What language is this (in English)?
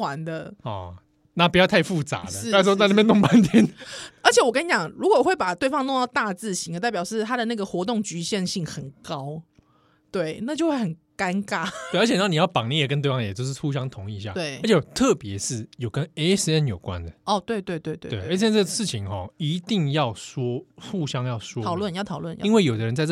Chinese